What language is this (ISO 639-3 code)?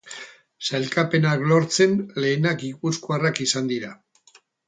eus